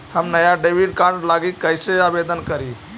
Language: Magahi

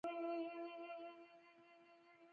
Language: Pashto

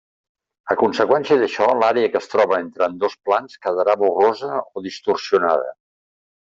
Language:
Catalan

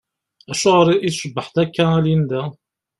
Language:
Kabyle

